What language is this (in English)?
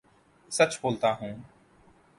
Urdu